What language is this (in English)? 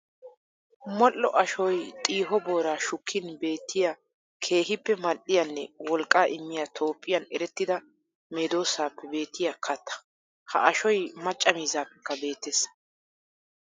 Wolaytta